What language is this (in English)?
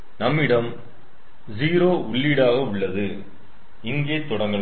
Tamil